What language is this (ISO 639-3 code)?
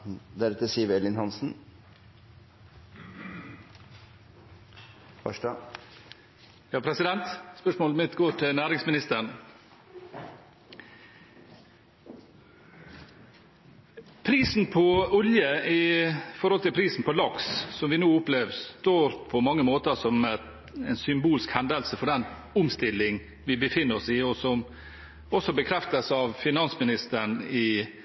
nob